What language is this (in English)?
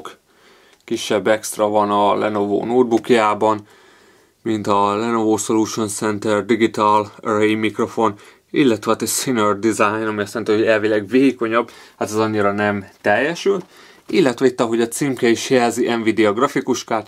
Hungarian